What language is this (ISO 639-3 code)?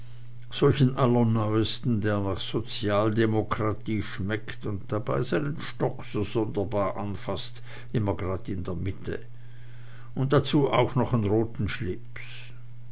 deu